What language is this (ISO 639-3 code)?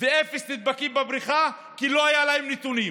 heb